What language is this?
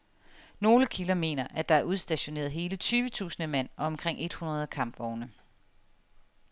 Danish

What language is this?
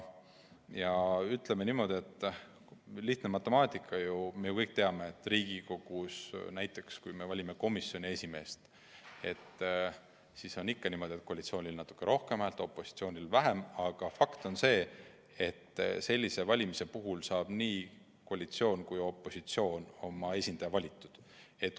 Estonian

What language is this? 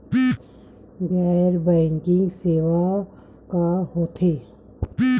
Chhattisgarhi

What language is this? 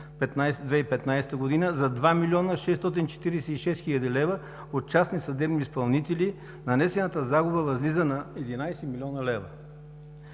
Bulgarian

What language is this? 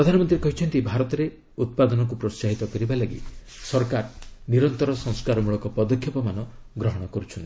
Odia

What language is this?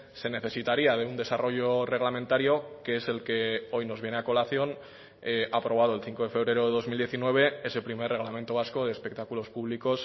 Spanish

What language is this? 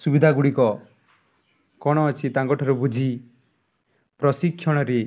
Odia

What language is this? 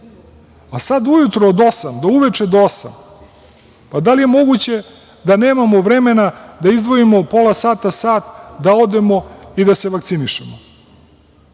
Serbian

